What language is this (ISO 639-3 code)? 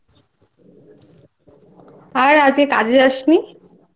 ben